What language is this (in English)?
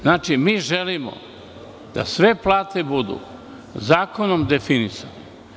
Serbian